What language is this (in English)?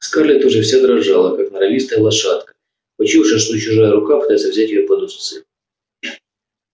Russian